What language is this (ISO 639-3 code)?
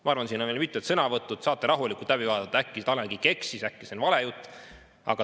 est